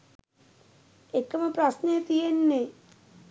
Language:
Sinhala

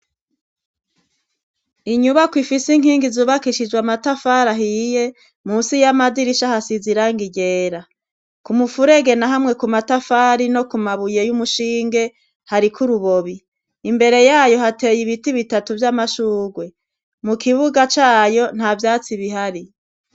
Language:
Rundi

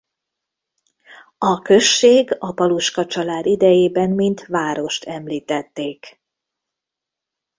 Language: Hungarian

